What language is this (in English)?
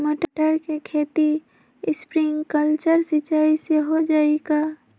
Magahi